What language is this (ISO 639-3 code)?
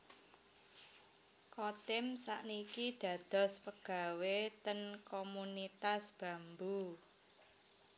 jav